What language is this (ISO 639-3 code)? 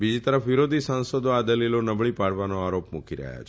guj